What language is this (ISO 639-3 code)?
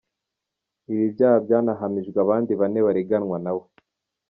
kin